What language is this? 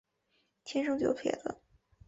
Chinese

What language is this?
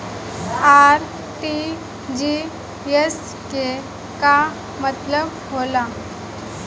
Bhojpuri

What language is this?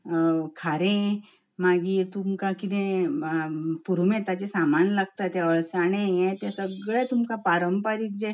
Konkani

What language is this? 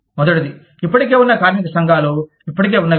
Telugu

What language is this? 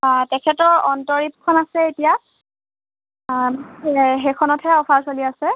Assamese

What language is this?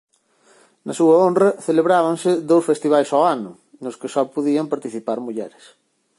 Galician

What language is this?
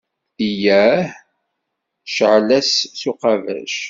Kabyle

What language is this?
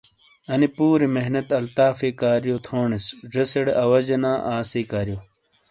Shina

